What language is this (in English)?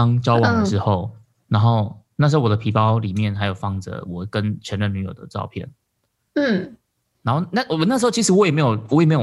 Chinese